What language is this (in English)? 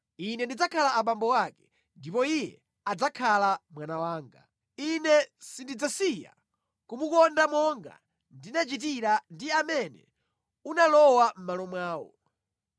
Nyanja